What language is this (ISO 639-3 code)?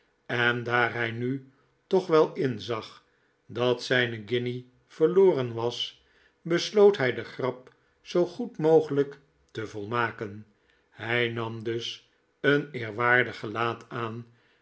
nld